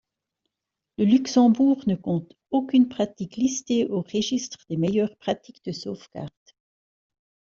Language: French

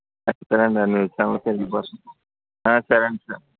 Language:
Telugu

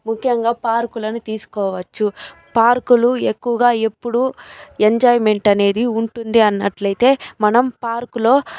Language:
Telugu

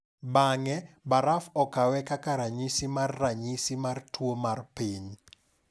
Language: Luo (Kenya and Tanzania)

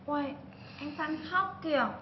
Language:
Vietnamese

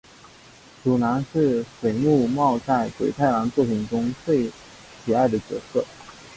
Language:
Chinese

